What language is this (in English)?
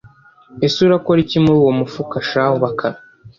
Kinyarwanda